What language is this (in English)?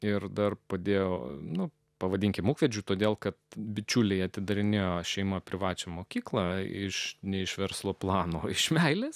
Lithuanian